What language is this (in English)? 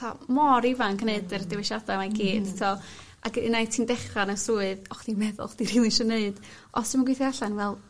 Welsh